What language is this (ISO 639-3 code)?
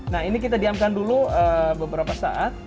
ind